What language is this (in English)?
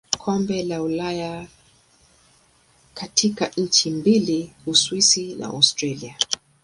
Swahili